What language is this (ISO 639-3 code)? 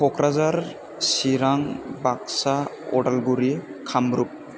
brx